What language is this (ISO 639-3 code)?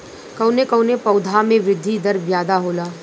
bho